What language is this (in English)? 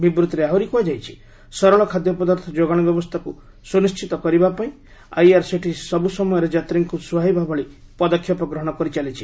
Odia